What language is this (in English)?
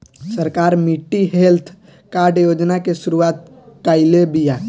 Bhojpuri